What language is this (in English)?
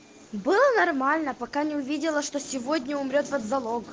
Russian